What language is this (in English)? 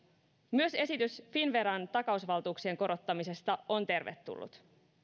Finnish